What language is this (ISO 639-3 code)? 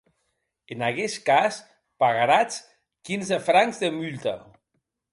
oci